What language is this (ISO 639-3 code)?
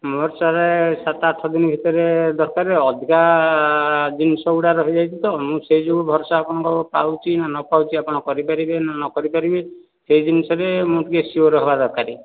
ori